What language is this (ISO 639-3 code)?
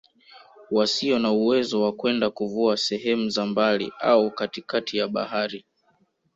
swa